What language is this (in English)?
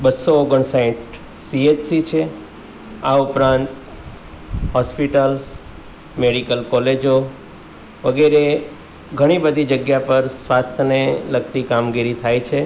Gujarati